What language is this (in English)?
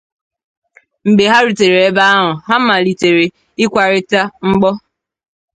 Igbo